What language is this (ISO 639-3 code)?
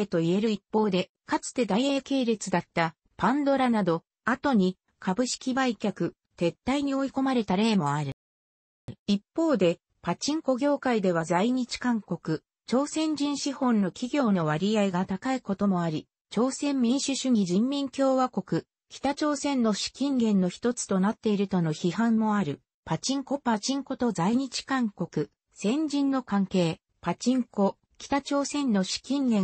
jpn